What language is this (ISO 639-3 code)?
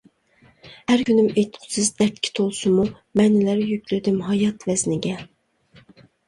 uig